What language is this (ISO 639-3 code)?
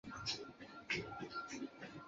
zho